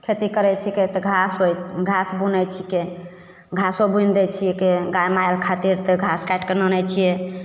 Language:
Maithili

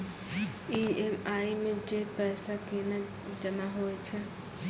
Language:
Maithili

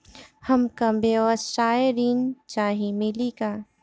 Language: Bhojpuri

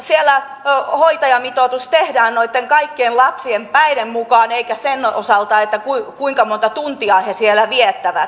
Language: Finnish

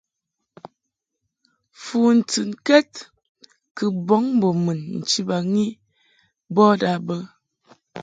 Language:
Mungaka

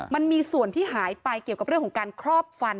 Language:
Thai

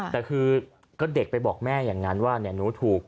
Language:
Thai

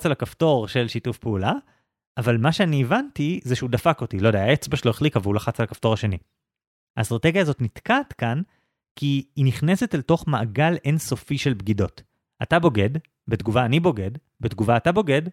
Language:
Hebrew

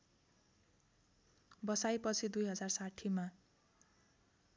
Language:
Nepali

